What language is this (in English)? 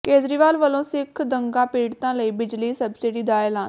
Punjabi